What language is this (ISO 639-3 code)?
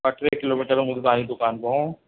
snd